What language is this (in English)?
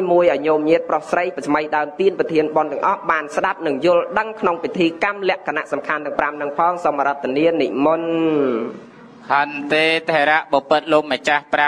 Thai